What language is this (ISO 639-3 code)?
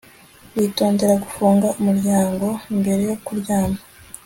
kin